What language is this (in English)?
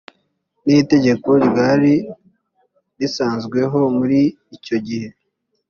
Kinyarwanda